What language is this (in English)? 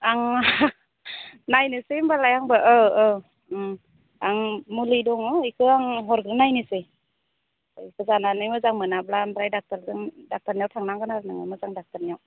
Bodo